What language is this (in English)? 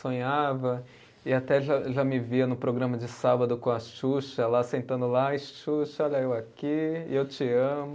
Portuguese